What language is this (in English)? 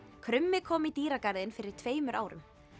Icelandic